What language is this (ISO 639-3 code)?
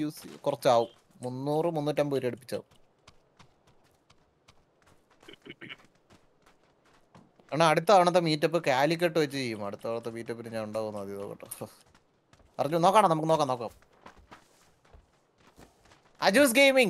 mal